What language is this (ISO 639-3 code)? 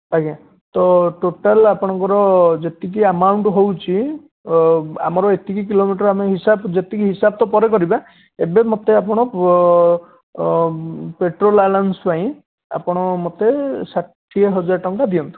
ori